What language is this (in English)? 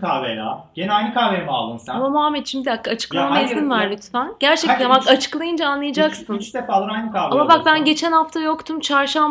Turkish